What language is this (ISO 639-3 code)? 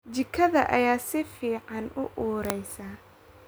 som